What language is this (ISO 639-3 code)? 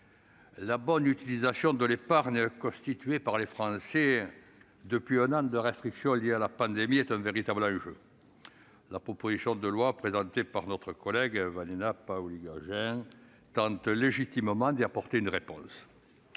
fra